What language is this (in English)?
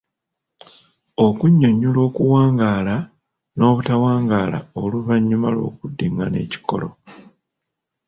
Ganda